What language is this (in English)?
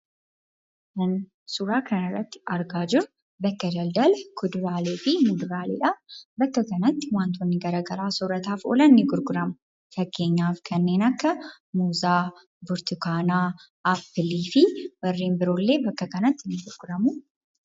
Oromo